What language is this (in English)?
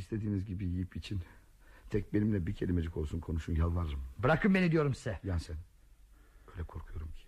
Turkish